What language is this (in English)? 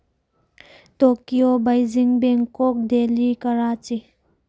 Manipuri